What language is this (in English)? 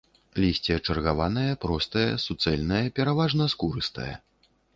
Belarusian